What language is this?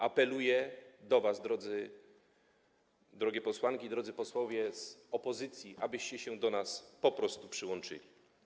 Polish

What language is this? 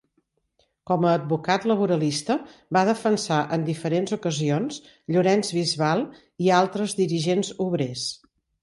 Catalan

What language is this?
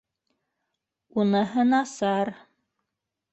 Bashkir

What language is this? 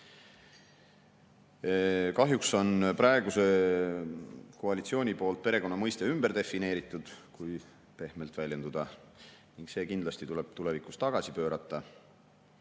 Estonian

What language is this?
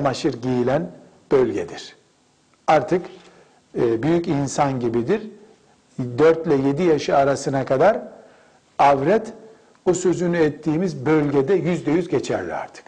Turkish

